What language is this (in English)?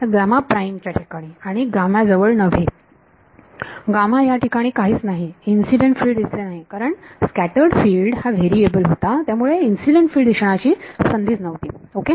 Marathi